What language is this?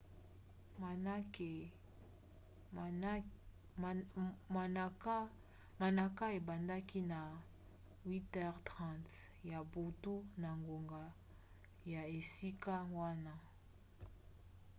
Lingala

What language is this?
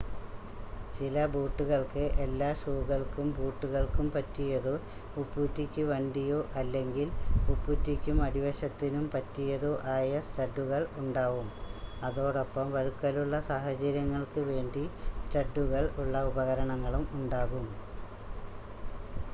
Malayalam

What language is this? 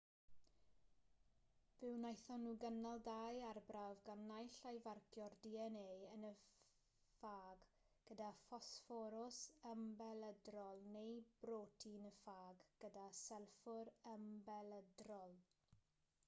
Welsh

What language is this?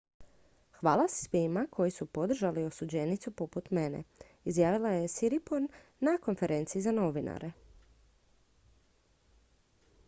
Croatian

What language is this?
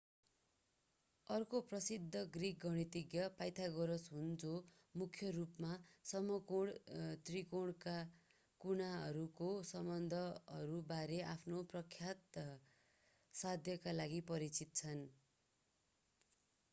Nepali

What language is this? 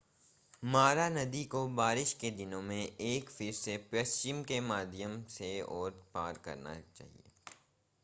Hindi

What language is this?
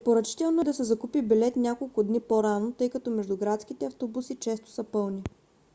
Bulgarian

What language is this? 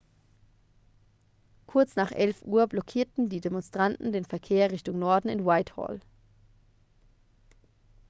German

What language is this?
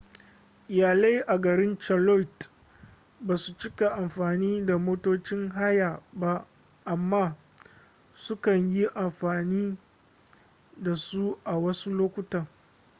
Hausa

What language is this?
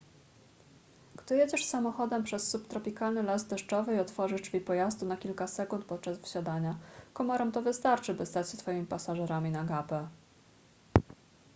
Polish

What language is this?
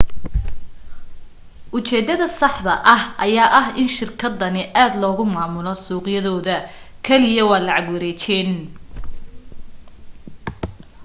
Somali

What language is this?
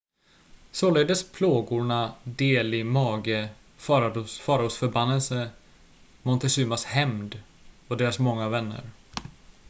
Swedish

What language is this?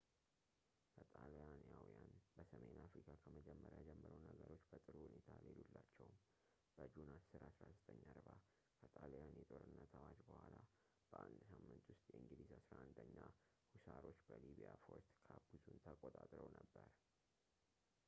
Amharic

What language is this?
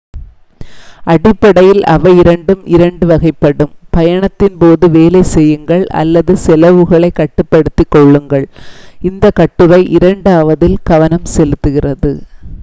Tamil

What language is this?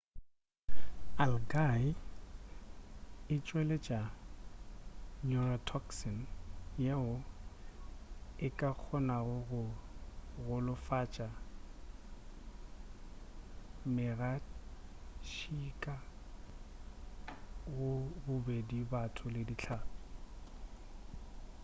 Northern Sotho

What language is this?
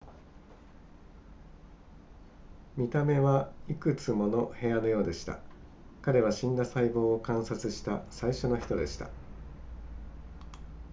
Japanese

